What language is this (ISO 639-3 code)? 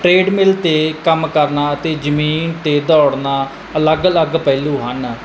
pan